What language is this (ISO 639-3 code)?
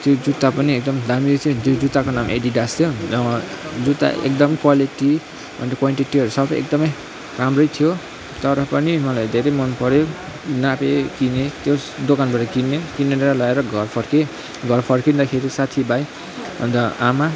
nep